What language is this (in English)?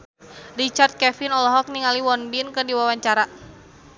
Sundanese